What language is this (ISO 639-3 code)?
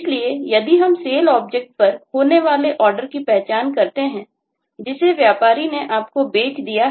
hin